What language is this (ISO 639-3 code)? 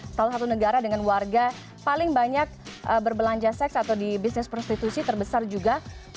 ind